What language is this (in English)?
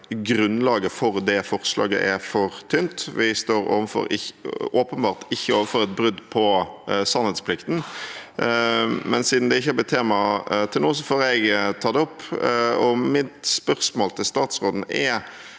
Norwegian